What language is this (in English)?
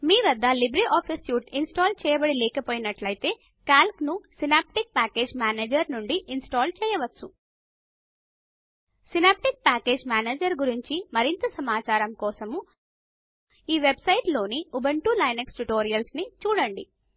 Telugu